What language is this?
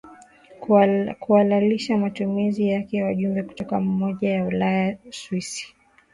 Swahili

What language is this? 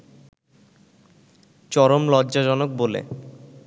Bangla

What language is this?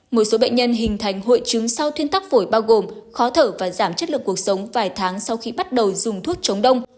Vietnamese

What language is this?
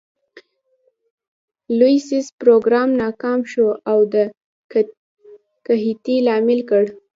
Pashto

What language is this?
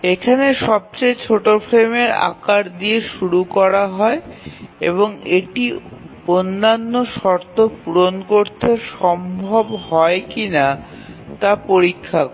Bangla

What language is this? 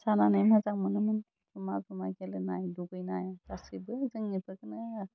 Bodo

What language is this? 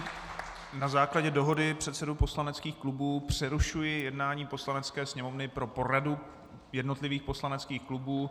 Czech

